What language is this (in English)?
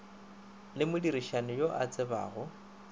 Northern Sotho